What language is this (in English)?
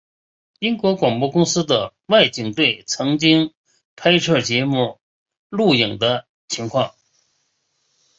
Chinese